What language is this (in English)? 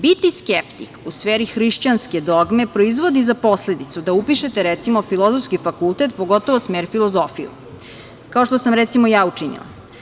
Serbian